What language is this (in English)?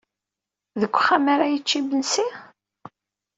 Kabyle